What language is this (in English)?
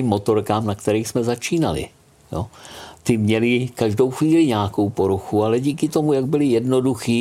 Czech